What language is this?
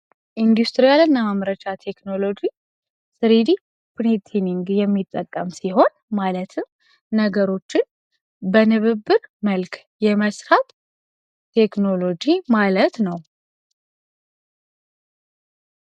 Amharic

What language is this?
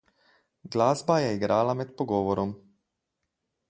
Slovenian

